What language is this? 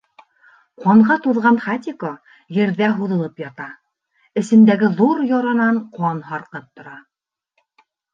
Bashkir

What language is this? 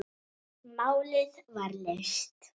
Icelandic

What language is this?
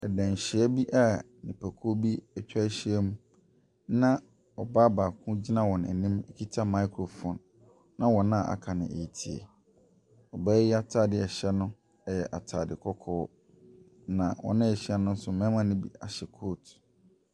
Akan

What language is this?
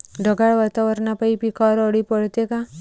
Marathi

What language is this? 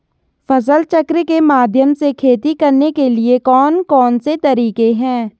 Hindi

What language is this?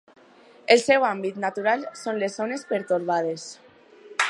Catalan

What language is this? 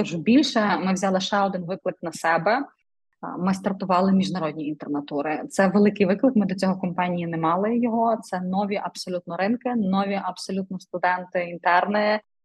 Ukrainian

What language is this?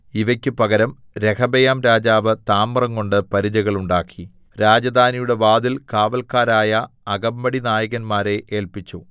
Malayalam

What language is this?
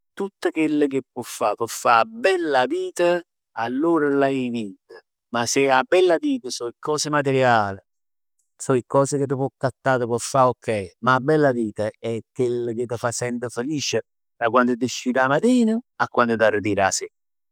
Neapolitan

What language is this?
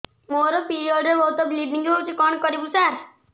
Odia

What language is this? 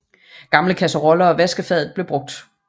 Danish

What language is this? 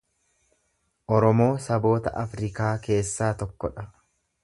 Oromo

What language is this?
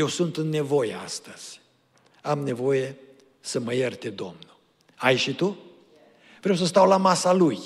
Romanian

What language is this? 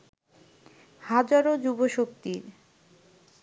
Bangla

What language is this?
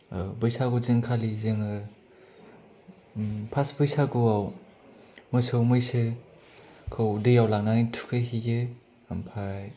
Bodo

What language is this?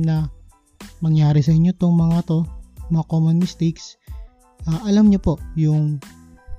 Filipino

